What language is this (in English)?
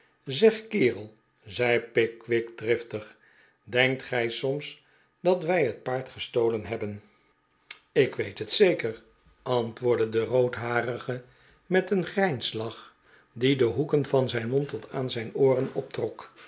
Dutch